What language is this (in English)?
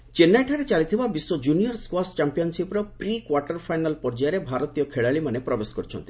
Odia